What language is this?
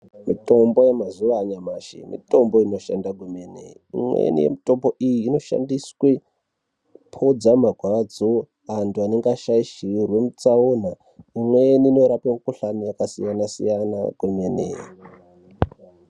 Ndau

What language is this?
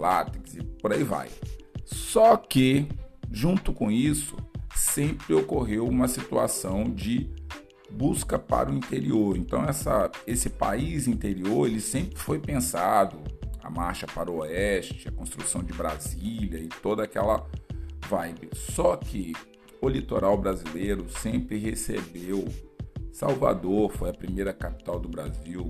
Portuguese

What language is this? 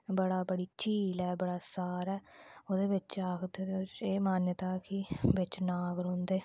Dogri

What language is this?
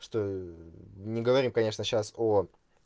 Russian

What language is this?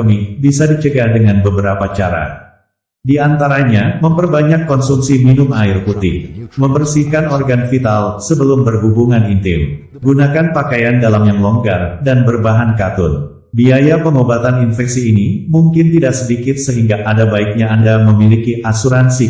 Indonesian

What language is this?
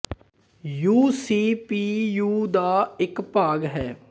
Punjabi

